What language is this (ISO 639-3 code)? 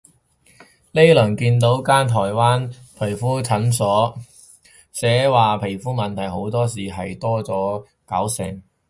yue